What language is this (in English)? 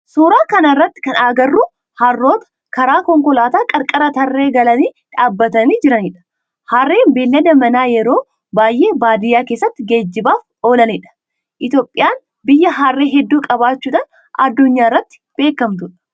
Oromo